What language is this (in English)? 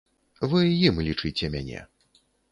Belarusian